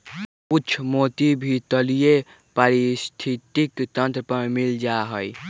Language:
Magahi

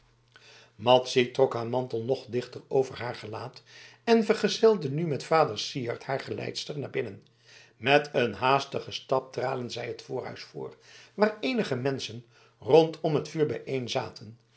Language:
Dutch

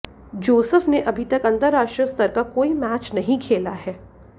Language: Hindi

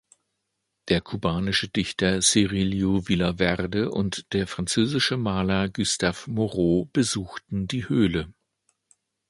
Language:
German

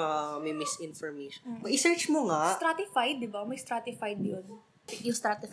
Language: Filipino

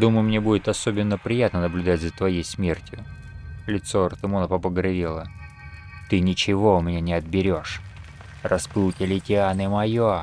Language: Russian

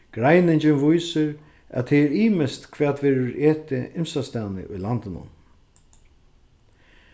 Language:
Faroese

